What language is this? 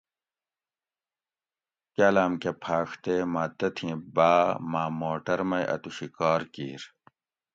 Gawri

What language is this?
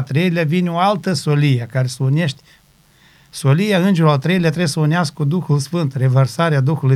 Romanian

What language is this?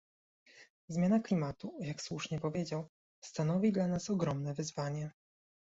Polish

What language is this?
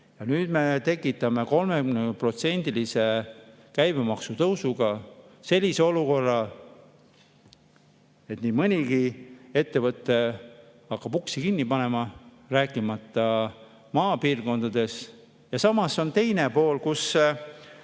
Estonian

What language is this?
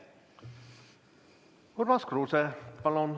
Estonian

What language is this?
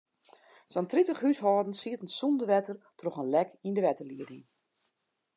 Western Frisian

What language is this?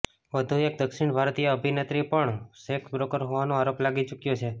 Gujarati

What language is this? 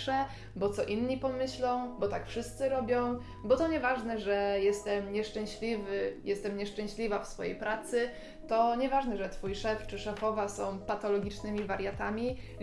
Polish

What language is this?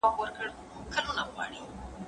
Pashto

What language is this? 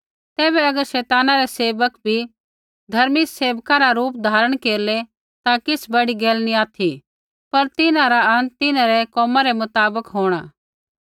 Kullu Pahari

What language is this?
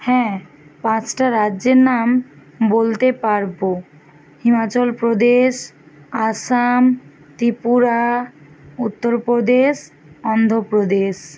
Bangla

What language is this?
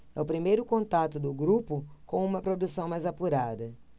Portuguese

